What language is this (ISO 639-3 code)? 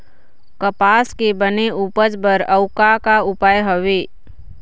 hne